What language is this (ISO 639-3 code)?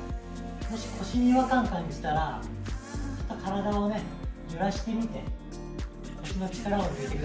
jpn